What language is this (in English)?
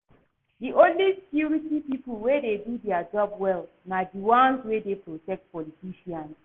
Nigerian Pidgin